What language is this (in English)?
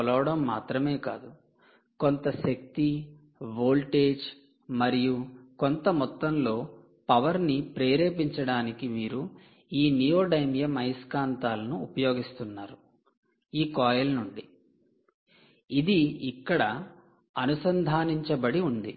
Telugu